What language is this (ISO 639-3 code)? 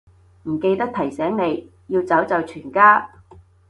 yue